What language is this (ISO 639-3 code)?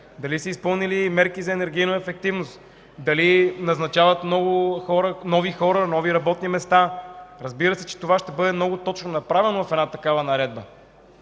bul